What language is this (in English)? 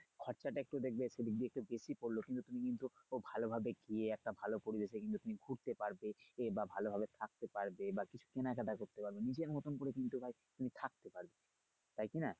Bangla